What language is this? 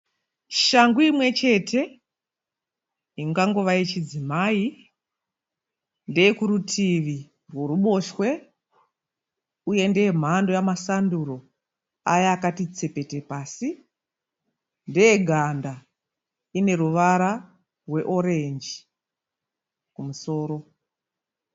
Shona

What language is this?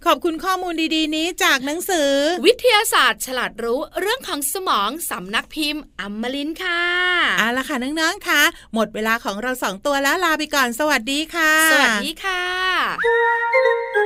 Thai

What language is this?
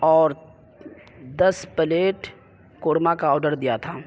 Urdu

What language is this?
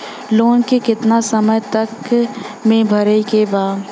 Bhojpuri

